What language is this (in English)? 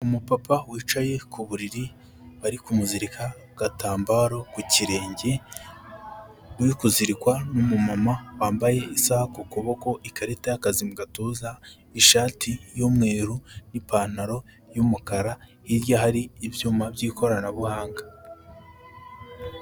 Kinyarwanda